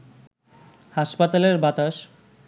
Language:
Bangla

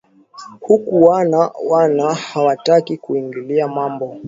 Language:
Swahili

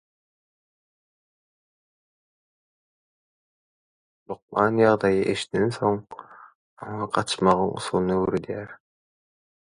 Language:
Turkmen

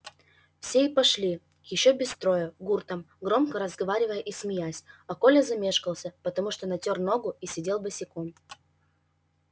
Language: Russian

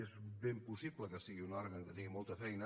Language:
Catalan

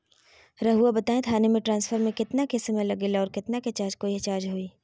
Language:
Magahi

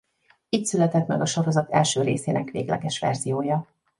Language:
Hungarian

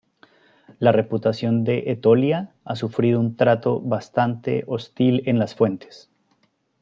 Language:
Spanish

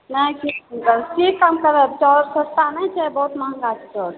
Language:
Maithili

